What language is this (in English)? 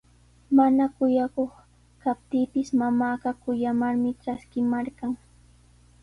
Sihuas Ancash Quechua